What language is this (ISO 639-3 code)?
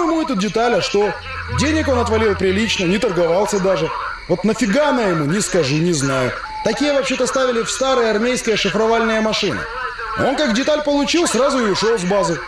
rus